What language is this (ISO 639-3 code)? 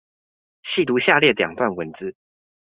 zho